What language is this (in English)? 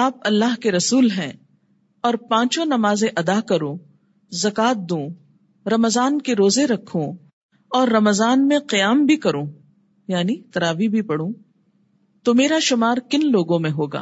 Urdu